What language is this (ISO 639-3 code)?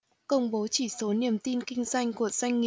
vie